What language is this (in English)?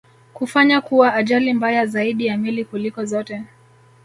Swahili